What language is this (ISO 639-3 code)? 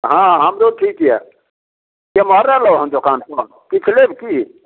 mai